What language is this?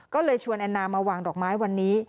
Thai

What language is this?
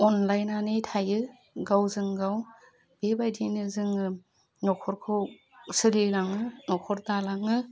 Bodo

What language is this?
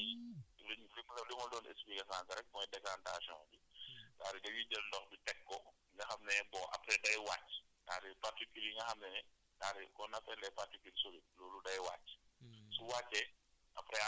Wolof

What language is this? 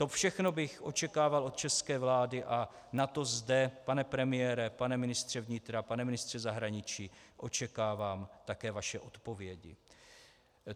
Czech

